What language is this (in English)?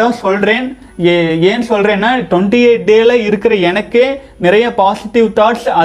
Tamil